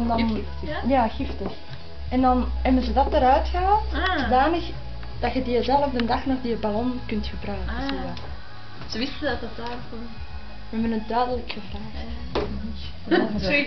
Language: Dutch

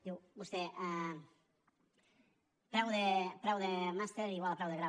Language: Catalan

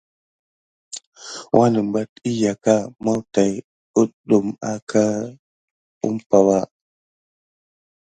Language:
Gidar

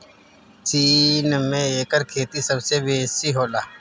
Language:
Bhojpuri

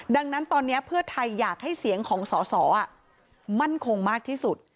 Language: Thai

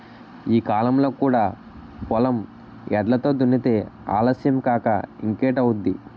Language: Telugu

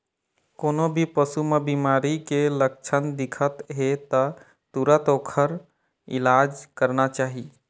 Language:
Chhattisgarhi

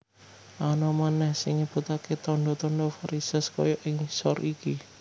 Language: Javanese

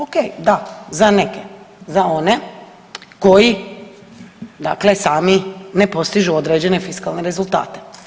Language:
Croatian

